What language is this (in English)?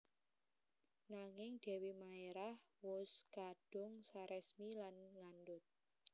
Javanese